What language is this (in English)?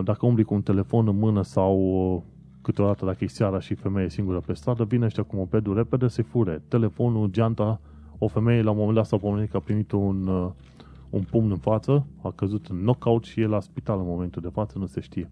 Romanian